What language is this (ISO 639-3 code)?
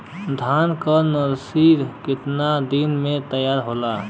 bho